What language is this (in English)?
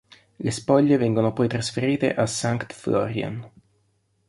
Italian